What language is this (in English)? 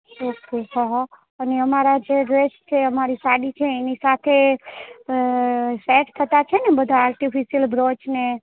Gujarati